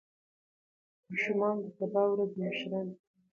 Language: Pashto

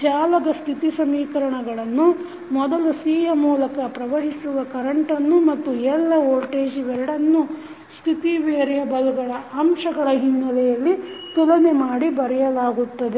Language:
Kannada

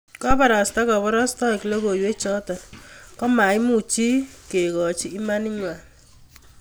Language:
Kalenjin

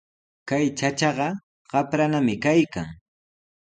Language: Sihuas Ancash Quechua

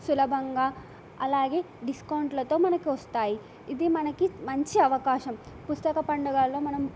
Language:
Telugu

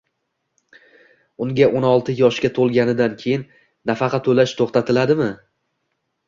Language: Uzbek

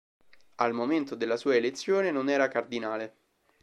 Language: Italian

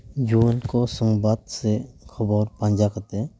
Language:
Santali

